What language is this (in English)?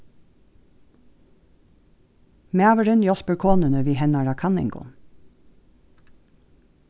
Faroese